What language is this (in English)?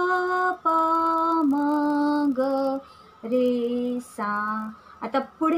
Thai